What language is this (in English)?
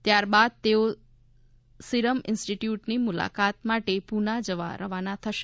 Gujarati